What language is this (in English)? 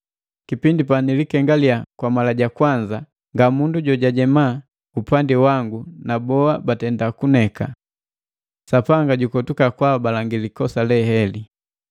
Matengo